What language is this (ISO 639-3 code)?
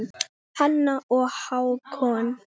isl